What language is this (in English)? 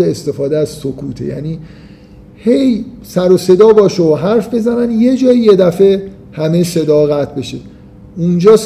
Persian